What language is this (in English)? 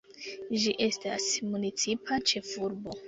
Esperanto